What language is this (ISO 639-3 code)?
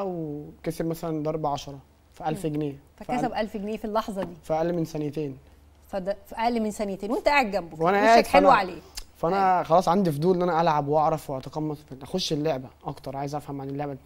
ara